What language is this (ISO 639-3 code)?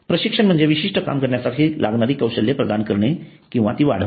mar